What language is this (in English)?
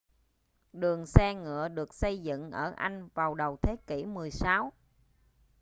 Vietnamese